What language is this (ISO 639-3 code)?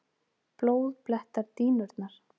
isl